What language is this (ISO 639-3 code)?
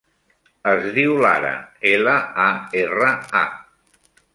cat